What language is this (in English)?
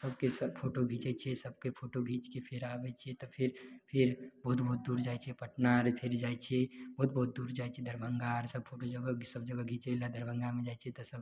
Maithili